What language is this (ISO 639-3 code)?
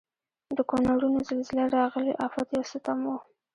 pus